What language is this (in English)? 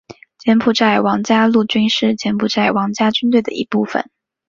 Chinese